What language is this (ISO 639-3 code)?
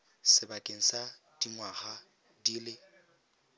tsn